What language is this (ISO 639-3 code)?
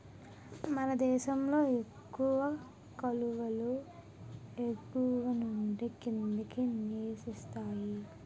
tel